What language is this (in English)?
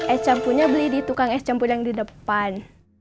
Indonesian